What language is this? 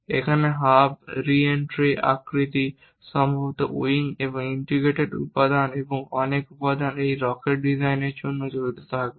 Bangla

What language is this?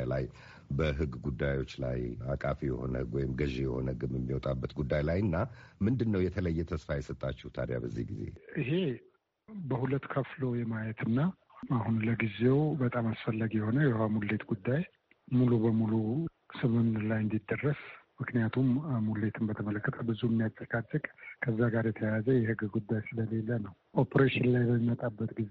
Amharic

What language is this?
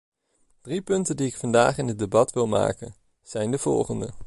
Dutch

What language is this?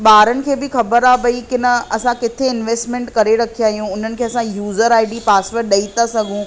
Sindhi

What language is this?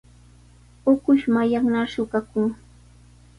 Sihuas Ancash Quechua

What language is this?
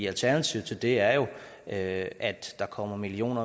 Danish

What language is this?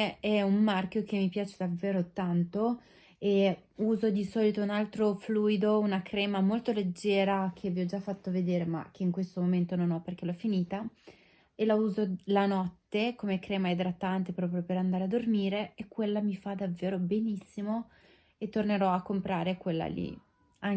Italian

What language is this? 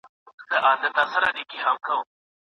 Pashto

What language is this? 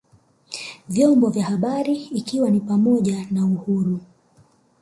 Swahili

